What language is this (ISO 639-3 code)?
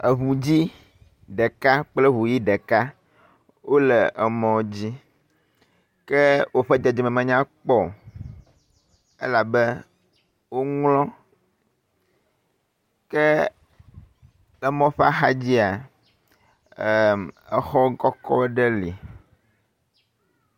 ewe